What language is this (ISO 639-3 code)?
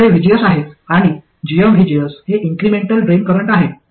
mar